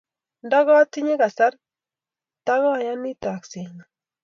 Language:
Kalenjin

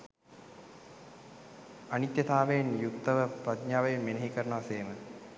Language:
Sinhala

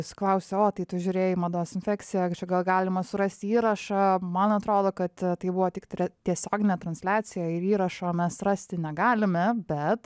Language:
Lithuanian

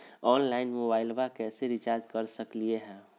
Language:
Magahi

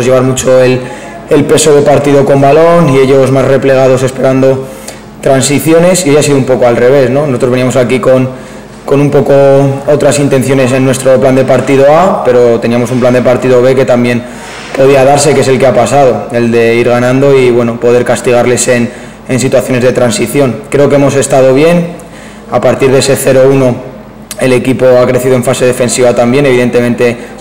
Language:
Spanish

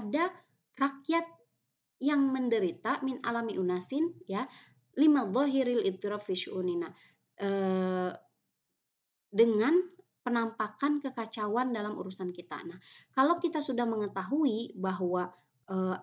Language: Indonesian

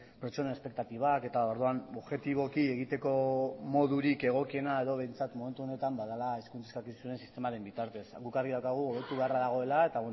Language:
Basque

